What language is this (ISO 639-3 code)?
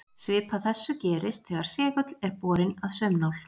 isl